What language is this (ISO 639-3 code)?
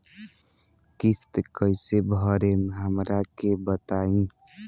bho